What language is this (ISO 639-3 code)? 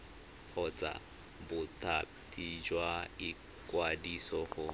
tsn